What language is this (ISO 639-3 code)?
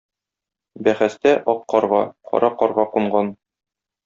tat